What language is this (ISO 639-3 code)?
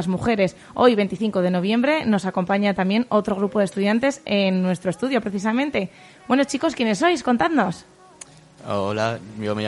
spa